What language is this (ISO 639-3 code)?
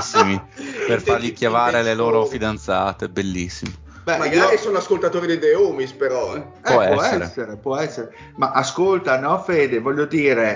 ita